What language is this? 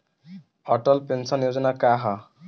Bhojpuri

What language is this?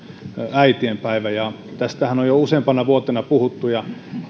Finnish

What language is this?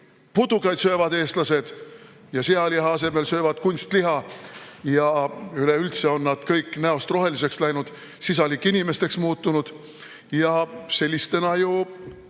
Estonian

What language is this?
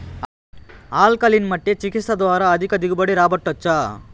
Telugu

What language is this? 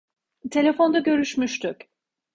Turkish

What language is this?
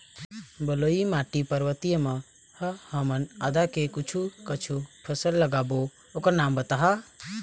Chhattisgarhi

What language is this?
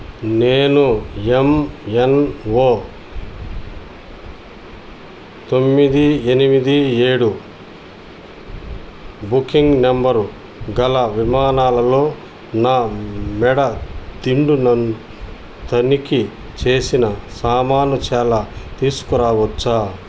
Telugu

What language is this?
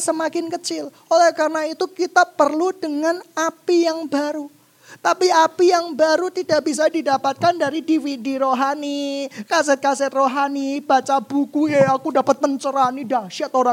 Indonesian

